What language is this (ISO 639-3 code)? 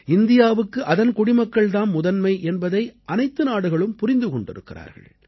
tam